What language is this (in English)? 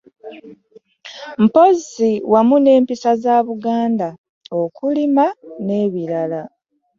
Ganda